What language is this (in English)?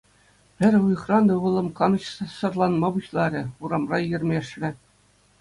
Chuvash